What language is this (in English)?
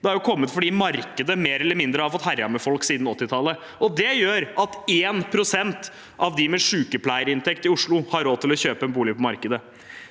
Norwegian